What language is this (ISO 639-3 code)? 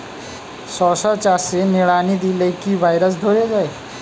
ben